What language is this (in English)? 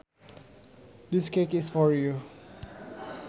Sundanese